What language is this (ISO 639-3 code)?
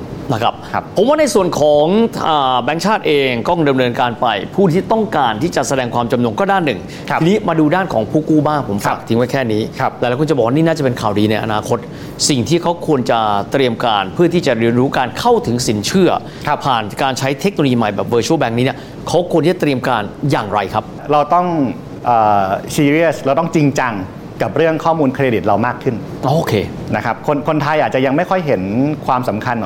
tha